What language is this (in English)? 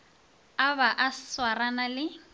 Northern Sotho